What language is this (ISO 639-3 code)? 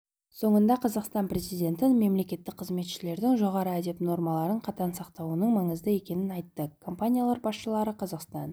kaz